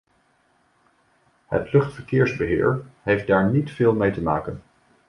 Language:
Dutch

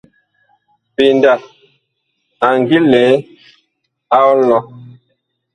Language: Bakoko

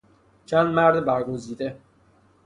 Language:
Persian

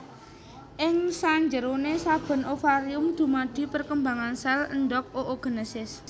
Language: Javanese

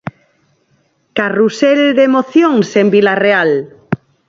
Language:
Galician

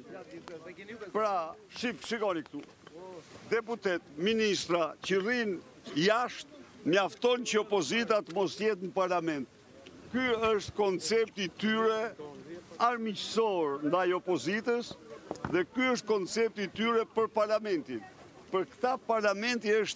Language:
Romanian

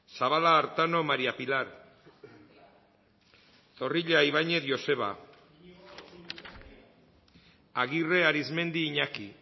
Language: Basque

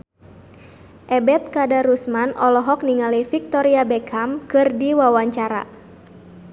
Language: Sundanese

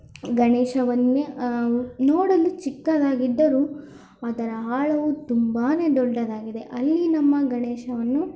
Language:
Kannada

